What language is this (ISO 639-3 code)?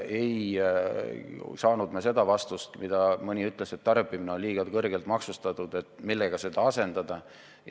est